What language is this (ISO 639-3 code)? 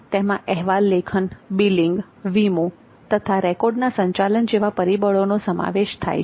guj